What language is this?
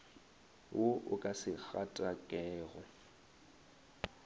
Northern Sotho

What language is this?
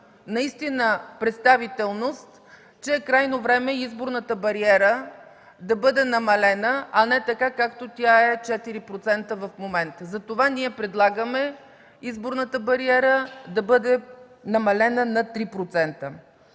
Bulgarian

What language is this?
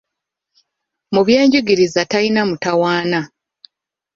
Ganda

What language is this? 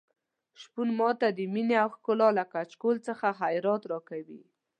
Pashto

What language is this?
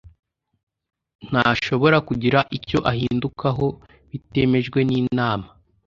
Kinyarwanda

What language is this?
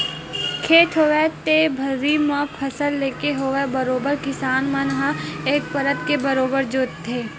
Chhattisgarhi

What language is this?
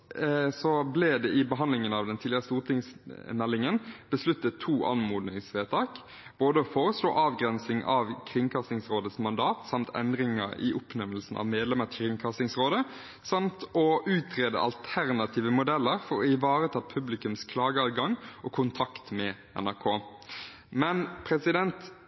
Norwegian Bokmål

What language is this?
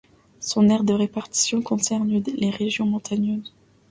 French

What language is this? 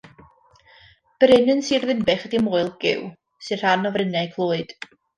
Welsh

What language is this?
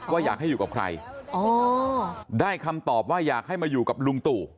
Thai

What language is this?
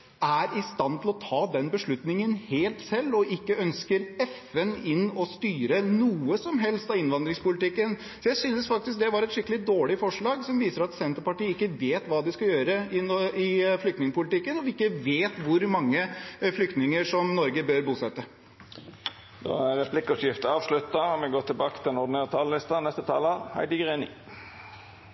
Norwegian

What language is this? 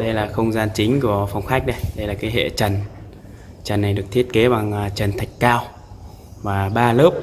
Vietnamese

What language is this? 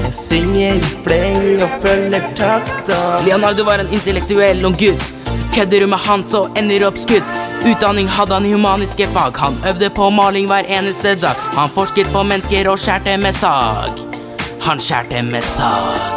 Norwegian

